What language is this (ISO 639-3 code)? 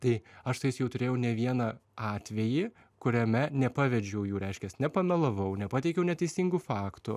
lit